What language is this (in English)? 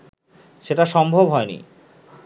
Bangla